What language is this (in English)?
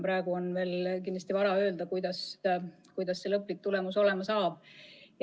Estonian